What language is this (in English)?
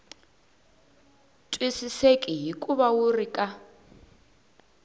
Tsonga